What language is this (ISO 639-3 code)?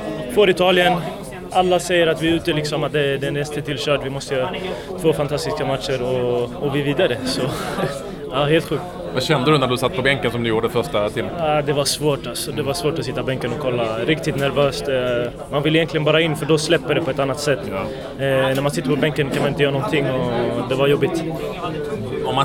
swe